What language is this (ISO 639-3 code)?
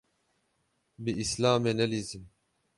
kur